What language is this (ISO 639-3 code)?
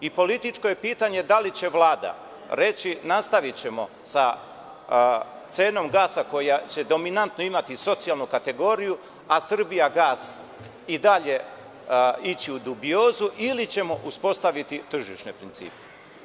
srp